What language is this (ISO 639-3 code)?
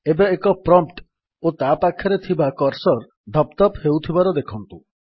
ori